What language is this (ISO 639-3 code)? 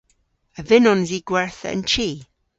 cor